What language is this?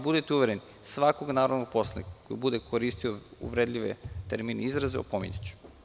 Serbian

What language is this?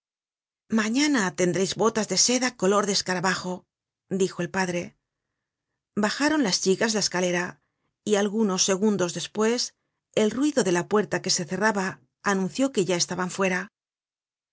Spanish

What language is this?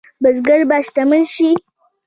Pashto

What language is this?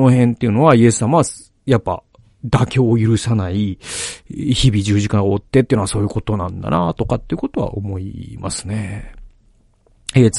Japanese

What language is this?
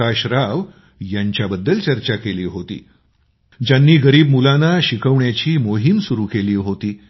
Marathi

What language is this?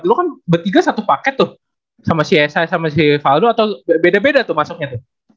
Indonesian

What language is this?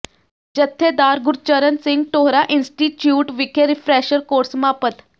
Punjabi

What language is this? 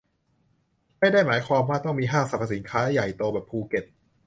Thai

